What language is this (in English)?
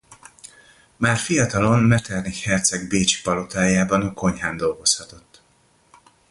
Hungarian